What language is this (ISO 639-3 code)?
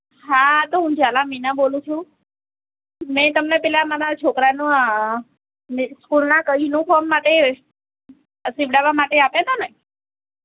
guj